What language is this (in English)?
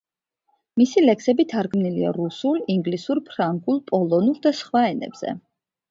Georgian